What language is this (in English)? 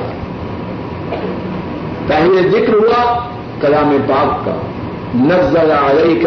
Urdu